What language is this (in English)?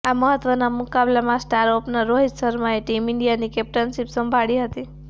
Gujarati